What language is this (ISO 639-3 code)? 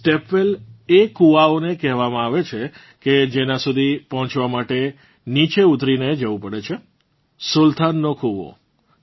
guj